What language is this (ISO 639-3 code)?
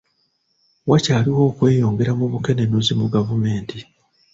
lug